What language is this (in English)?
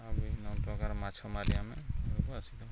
Odia